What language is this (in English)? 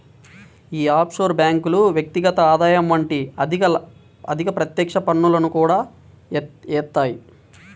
Telugu